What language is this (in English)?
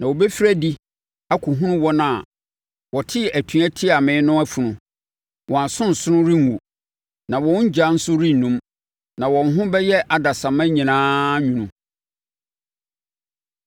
Akan